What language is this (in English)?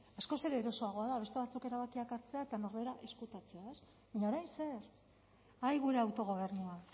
Basque